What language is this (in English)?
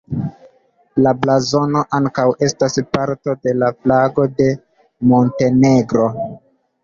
Esperanto